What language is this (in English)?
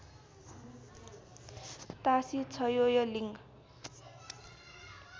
Nepali